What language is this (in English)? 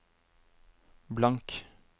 Norwegian